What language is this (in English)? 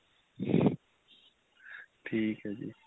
Punjabi